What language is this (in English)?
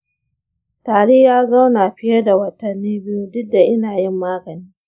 Hausa